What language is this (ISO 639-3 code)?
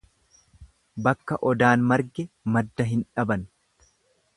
orm